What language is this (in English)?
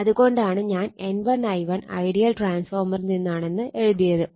Malayalam